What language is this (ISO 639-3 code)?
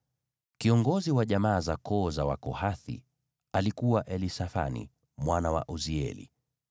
swa